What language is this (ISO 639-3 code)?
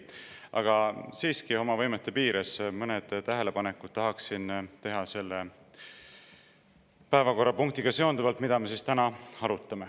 est